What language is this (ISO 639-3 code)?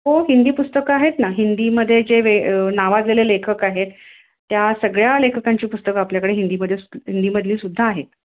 mar